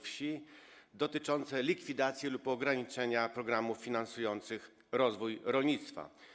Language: Polish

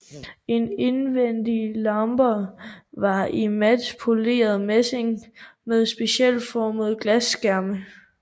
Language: Danish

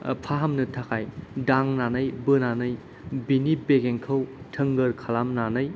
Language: Bodo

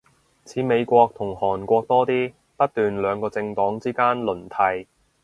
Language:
Cantonese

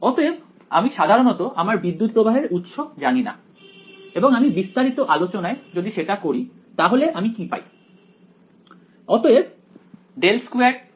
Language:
Bangla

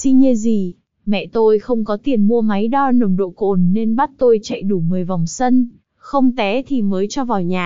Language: Vietnamese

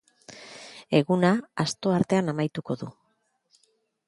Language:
Basque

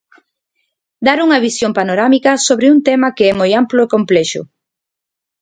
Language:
Galician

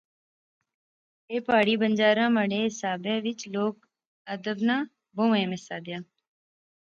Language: Pahari-Potwari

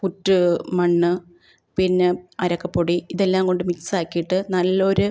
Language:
Malayalam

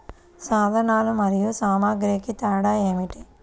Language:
Telugu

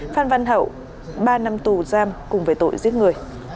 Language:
Vietnamese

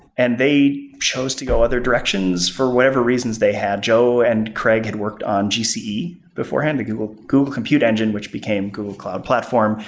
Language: English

